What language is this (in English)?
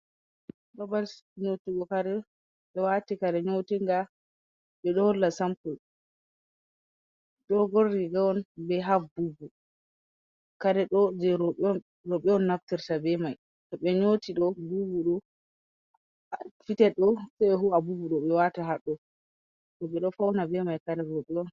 Fula